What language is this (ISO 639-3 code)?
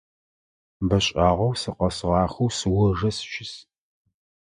ady